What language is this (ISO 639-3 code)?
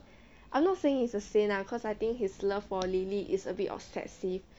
eng